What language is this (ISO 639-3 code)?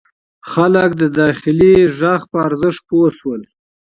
pus